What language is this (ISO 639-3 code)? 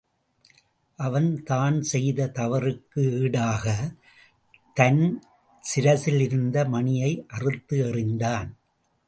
tam